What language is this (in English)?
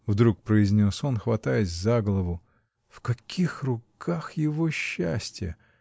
Russian